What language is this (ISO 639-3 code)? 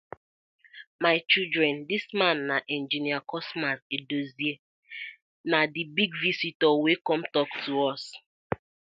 pcm